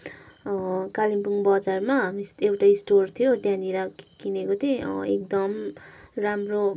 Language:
Nepali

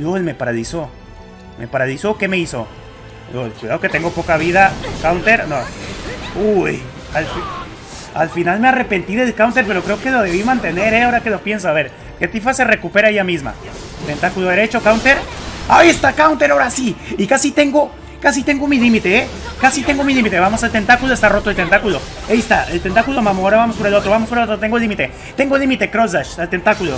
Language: Spanish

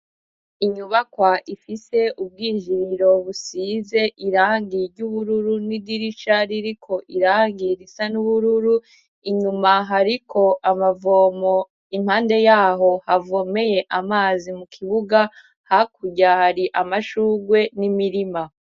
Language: Rundi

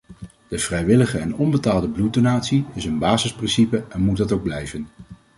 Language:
Dutch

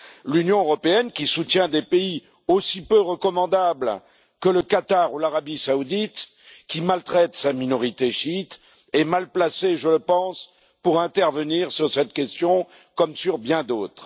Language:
French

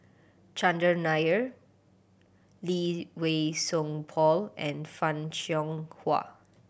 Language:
English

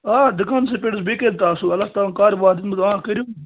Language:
Kashmiri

